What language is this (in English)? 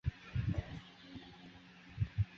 Chinese